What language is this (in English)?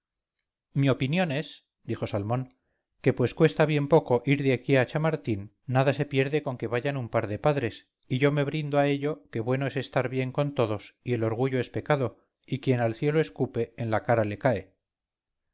Spanish